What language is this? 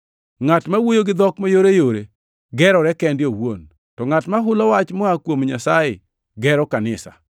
Luo (Kenya and Tanzania)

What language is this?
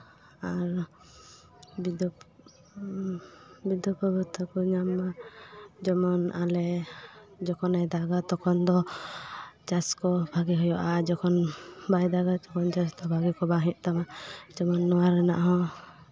Santali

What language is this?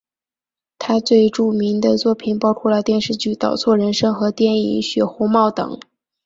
Chinese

